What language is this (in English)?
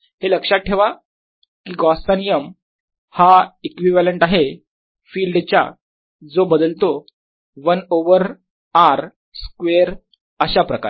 Marathi